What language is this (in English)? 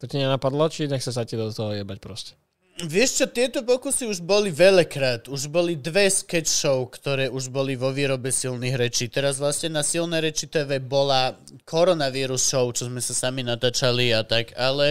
Slovak